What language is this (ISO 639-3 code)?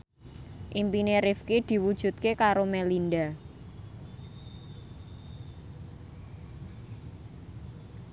jav